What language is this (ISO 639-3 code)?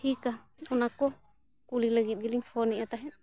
sat